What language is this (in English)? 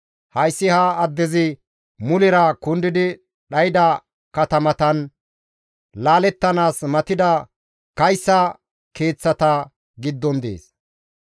Gamo